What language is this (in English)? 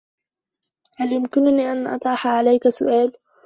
Arabic